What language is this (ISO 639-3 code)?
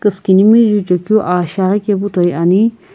nsm